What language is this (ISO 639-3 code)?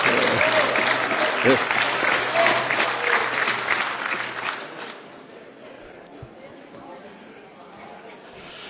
fra